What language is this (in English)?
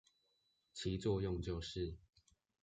Chinese